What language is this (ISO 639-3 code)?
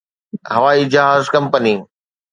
snd